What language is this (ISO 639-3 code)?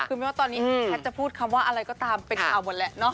tha